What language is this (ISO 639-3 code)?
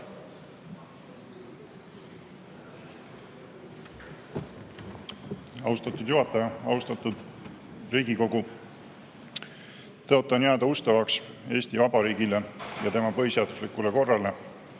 est